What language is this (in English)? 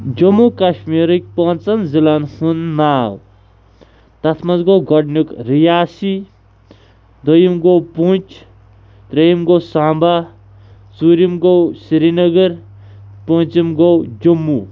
Kashmiri